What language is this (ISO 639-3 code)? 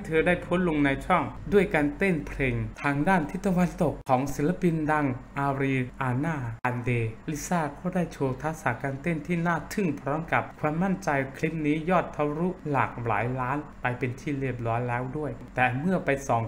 tha